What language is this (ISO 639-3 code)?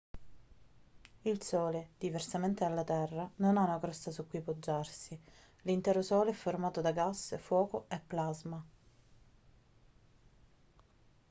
ita